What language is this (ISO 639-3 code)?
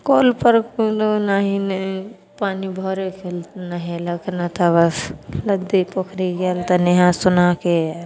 mai